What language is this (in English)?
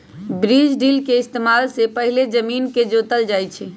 Magahi